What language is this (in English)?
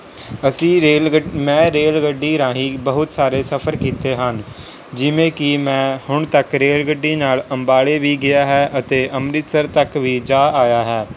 Punjabi